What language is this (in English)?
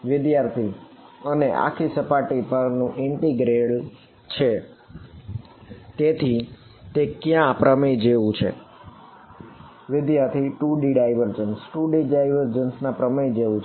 Gujarati